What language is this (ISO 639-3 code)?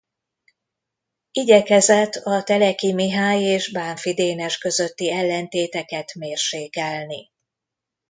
hun